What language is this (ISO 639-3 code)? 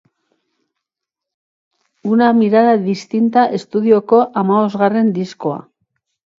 eus